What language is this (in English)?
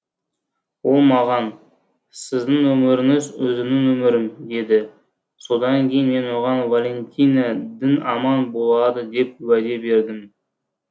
Kazakh